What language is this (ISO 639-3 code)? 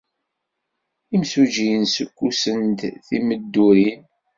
kab